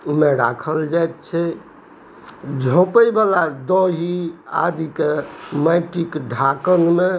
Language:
Maithili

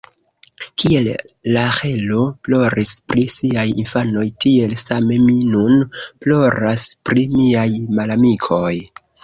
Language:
Esperanto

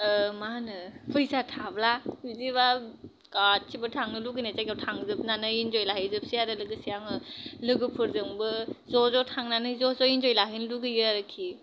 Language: Bodo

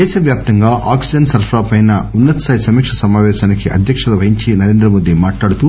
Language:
Telugu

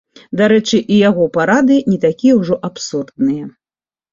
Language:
Belarusian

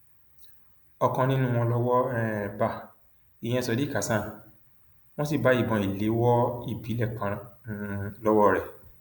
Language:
Yoruba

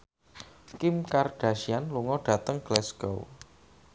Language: Javanese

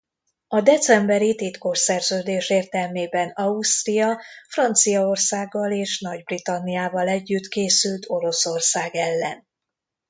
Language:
Hungarian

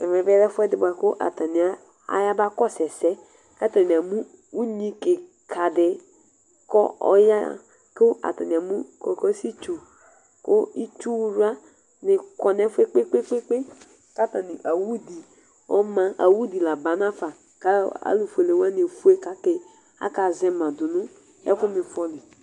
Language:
Ikposo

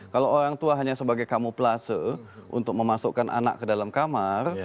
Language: Indonesian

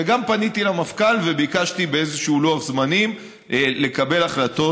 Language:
Hebrew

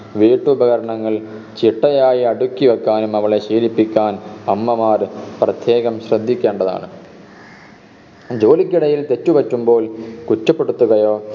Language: Malayalam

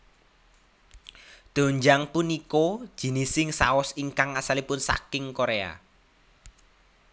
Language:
Javanese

